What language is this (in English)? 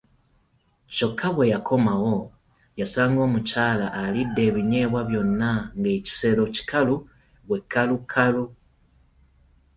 Ganda